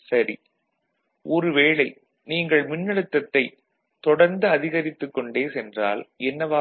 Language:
Tamil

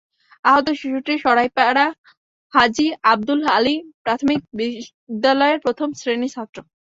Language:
Bangla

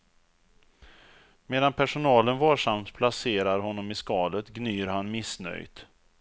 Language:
Swedish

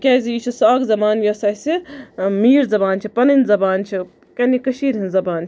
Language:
Kashmiri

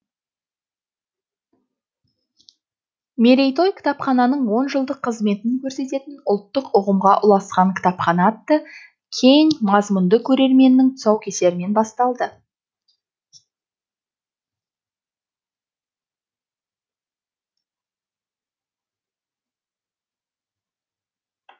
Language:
Kazakh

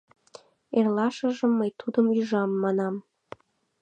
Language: Mari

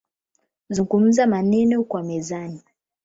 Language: Swahili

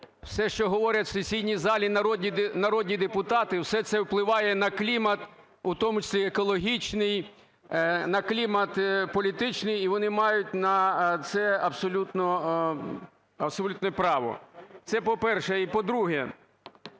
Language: Ukrainian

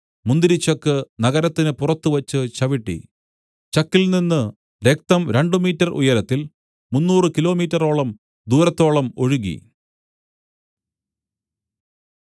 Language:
Malayalam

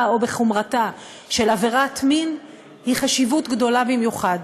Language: Hebrew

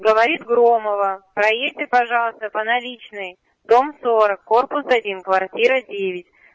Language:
Russian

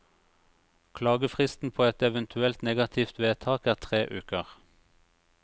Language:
Norwegian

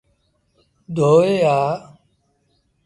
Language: Sindhi Bhil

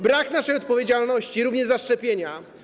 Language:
Polish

